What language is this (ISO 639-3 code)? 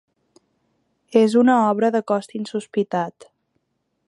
cat